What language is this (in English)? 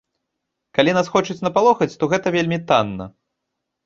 Belarusian